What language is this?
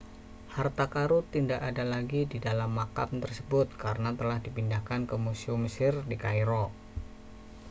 Indonesian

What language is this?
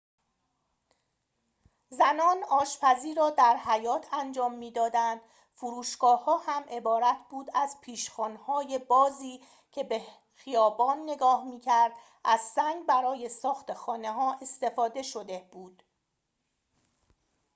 Persian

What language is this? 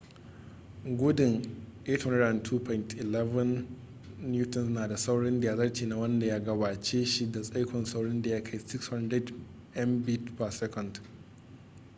Hausa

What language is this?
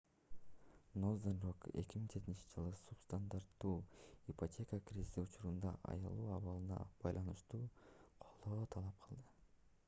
Kyrgyz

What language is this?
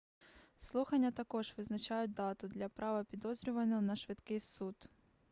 Ukrainian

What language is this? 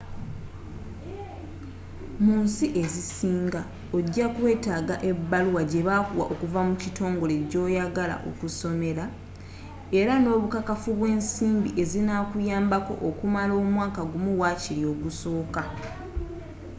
Ganda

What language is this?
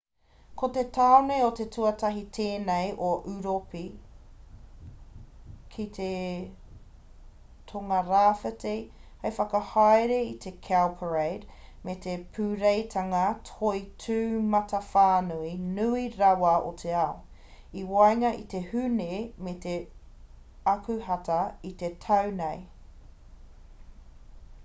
Māori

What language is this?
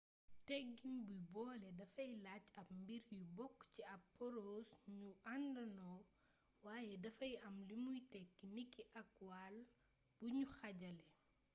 Wolof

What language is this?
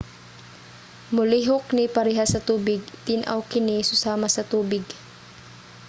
Cebuano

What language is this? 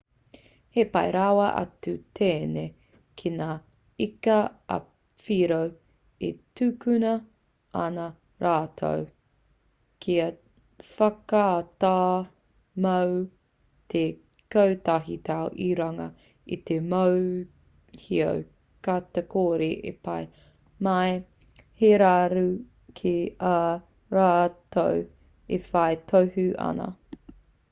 Māori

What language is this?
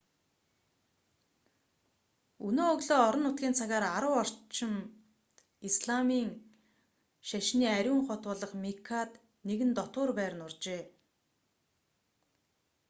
Mongolian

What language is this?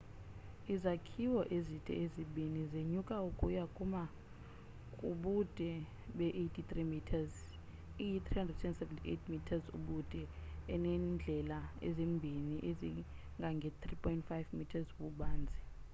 Xhosa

